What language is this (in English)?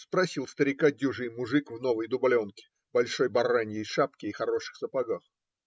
Russian